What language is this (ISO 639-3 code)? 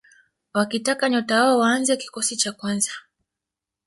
swa